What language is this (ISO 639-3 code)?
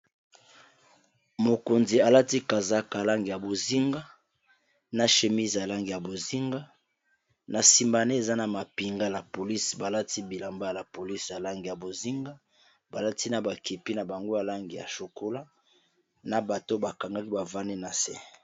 lin